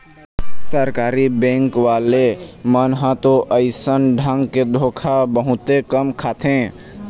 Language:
Chhattisgarhi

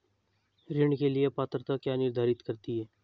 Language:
Hindi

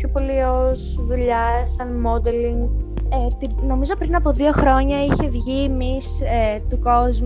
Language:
Greek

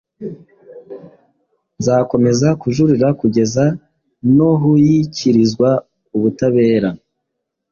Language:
Kinyarwanda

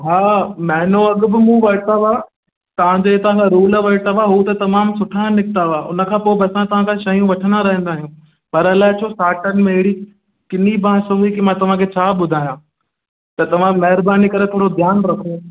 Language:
Sindhi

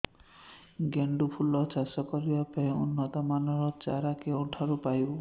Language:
Odia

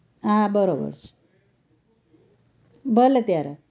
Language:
Gujarati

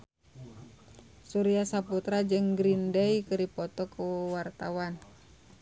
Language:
Sundanese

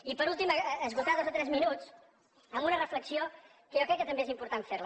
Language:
Catalan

